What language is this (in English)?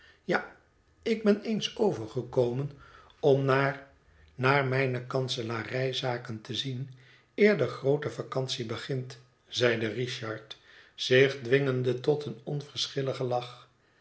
Dutch